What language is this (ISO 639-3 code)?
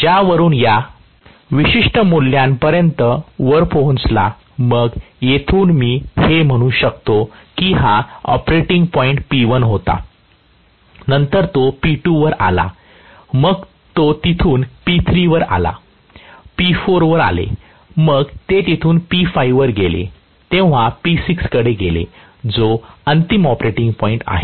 mar